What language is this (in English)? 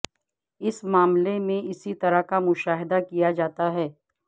Urdu